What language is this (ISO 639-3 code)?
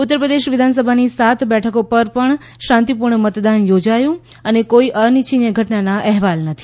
guj